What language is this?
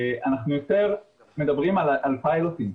Hebrew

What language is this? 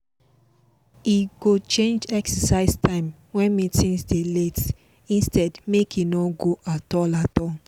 Nigerian Pidgin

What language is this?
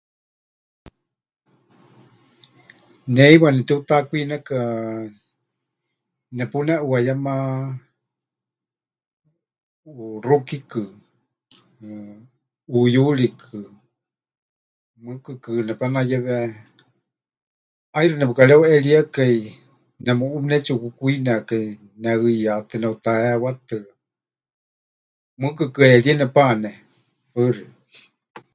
Huichol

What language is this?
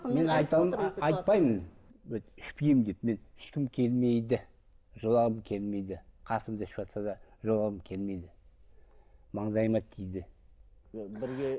Kazakh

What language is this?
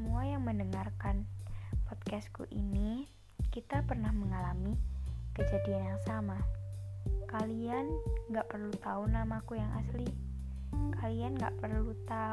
Indonesian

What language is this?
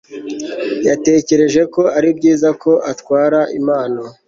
Kinyarwanda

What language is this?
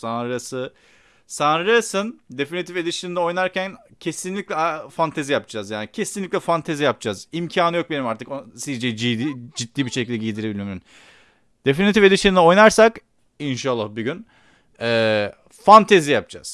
Turkish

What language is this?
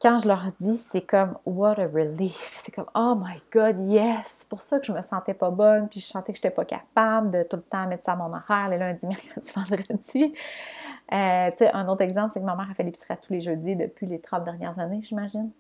French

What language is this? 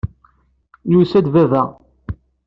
Kabyle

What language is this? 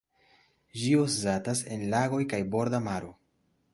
Esperanto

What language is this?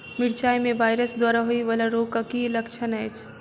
Maithili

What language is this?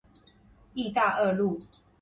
Chinese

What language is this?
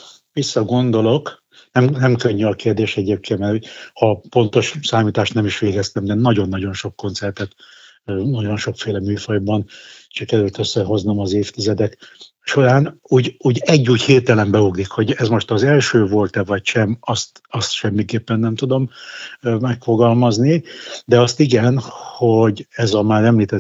Hungarian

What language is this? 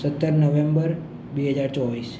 Gujarati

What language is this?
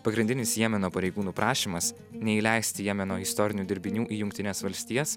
Lithuanian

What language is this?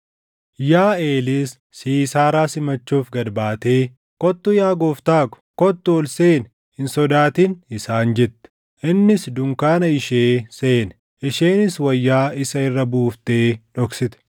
Oromo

